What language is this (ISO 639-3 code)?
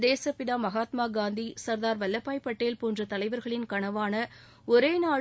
tam